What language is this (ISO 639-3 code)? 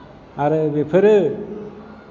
brx